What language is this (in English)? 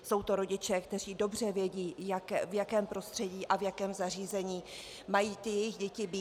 Czech